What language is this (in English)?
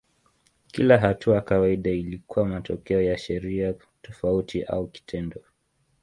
Swahili